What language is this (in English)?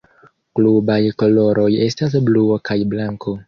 Esperanto